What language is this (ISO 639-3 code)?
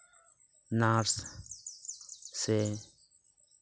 sat